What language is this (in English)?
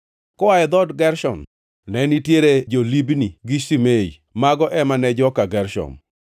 Luo (Kenya and Tanzania)